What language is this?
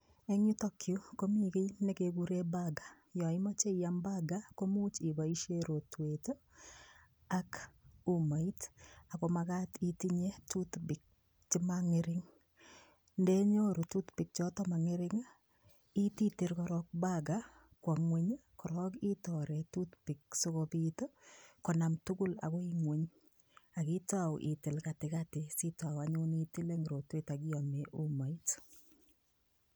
Kalenjin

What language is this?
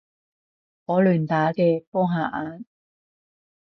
Cantonese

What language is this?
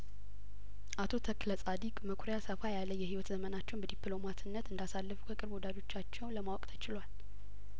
Amharic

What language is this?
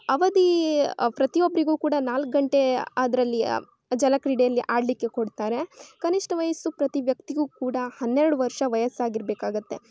Kannada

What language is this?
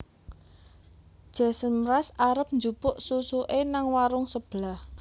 Javanese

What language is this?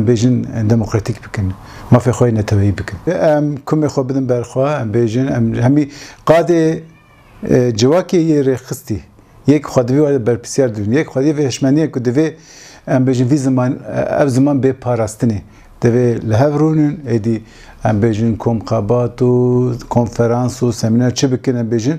Arabic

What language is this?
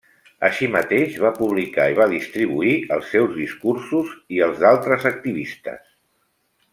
Catalan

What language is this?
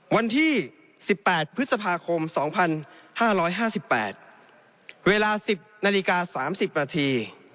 Thai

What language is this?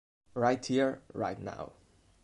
Italian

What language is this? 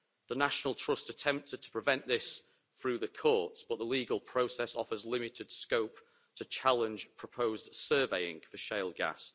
English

